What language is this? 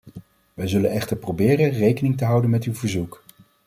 Dutch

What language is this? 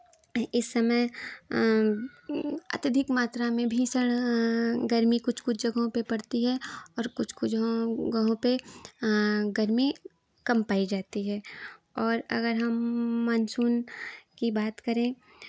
Hindi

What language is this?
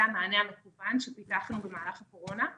Hebrew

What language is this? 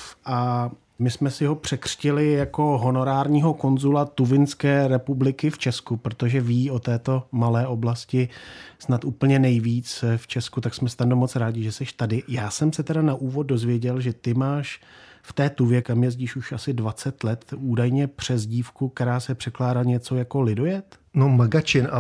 Czech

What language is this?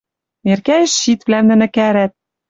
Western Mari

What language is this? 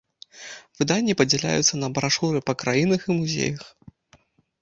Belarusian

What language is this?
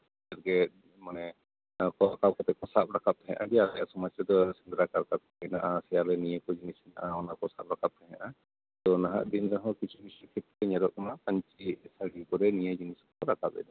Santali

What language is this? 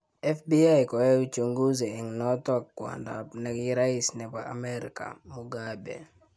Kalenjin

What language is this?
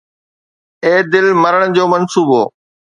Sindhi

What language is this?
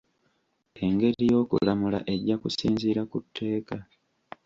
Ganda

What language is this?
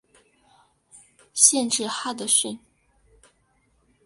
Chinese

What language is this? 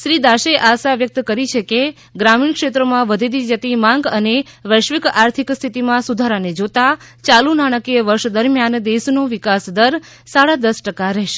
Gujarati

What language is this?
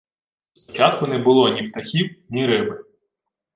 Ukrainian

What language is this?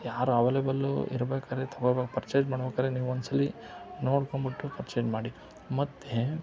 Kannada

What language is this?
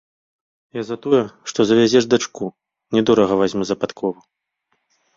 Belarusian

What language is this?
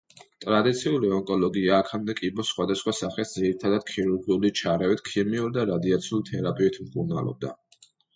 Georgian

